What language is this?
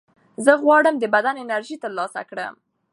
Pashto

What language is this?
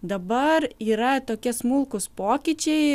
Lithuanian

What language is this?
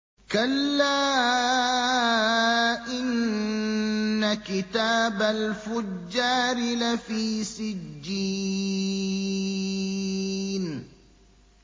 Arabic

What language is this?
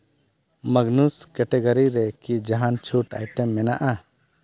Santali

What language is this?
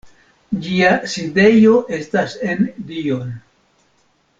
Esperanto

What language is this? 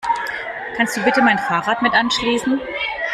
German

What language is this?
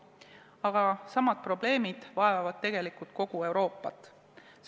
Estonian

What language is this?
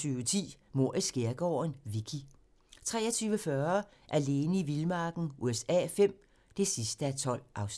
Danish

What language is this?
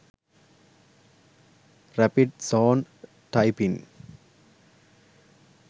Sinhala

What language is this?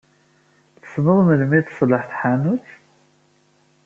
Kabyle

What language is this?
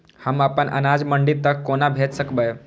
Maithili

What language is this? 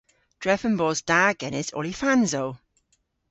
Cornish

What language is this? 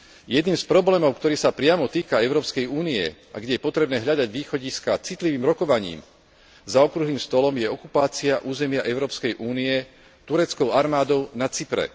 Slovak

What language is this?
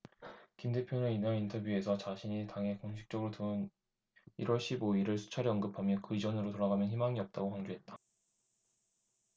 Korean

